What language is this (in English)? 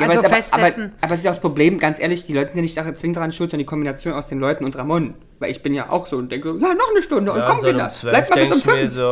German